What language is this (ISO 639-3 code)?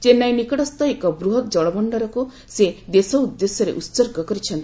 ori